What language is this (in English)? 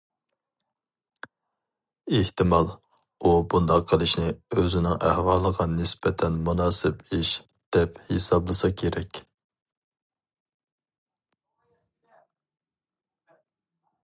Uyghur